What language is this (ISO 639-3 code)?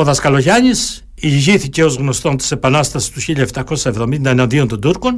ell